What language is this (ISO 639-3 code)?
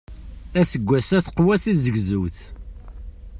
kab